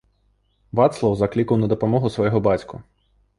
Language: Belarusian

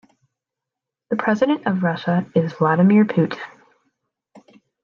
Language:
English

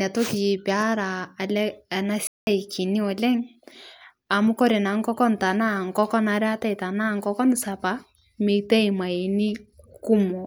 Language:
Masai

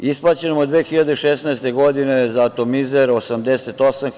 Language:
Serbian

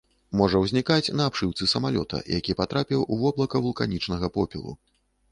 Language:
Belarusian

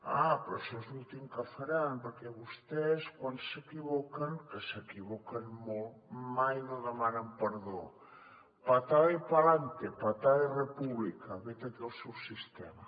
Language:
Catalan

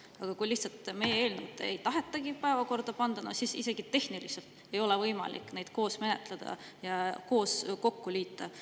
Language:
Estonian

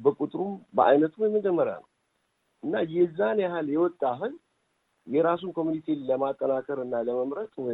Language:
Amharic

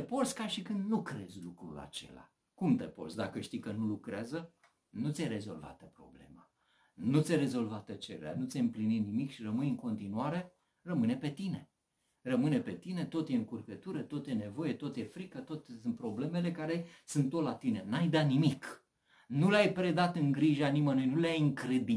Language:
Romanian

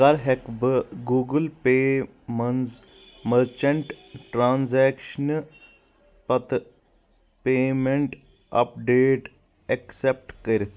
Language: Kashmiri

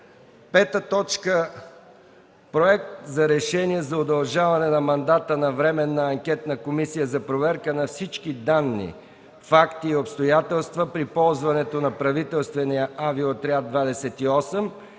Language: Bulgarian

